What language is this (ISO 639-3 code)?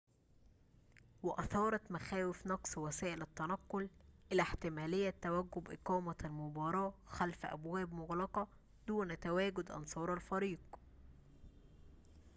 ara